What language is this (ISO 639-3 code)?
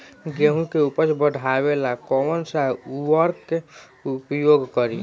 bho